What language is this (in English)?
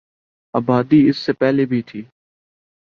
Urdu